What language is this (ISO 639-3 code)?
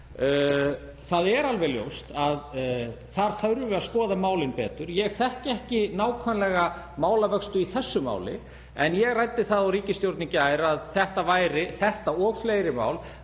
isl